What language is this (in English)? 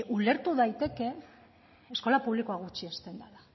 Basque